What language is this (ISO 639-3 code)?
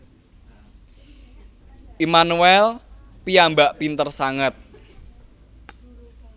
jav